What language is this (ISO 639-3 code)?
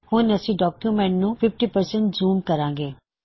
pan